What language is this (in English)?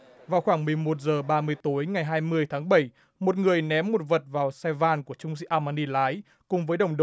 Vietnamese